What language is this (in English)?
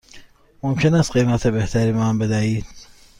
Persian